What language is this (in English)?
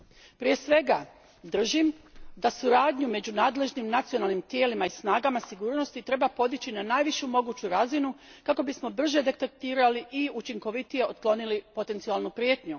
Croatian